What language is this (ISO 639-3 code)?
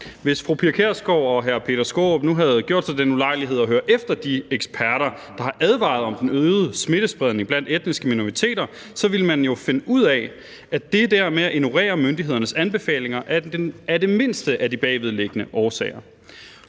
dan